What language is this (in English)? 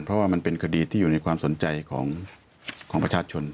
Thai